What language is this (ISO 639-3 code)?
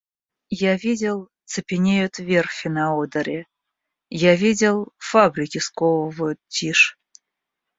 rus